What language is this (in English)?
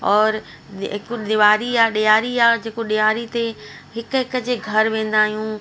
Sindhi